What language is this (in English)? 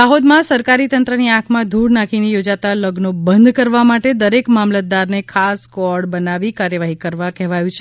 Gujarati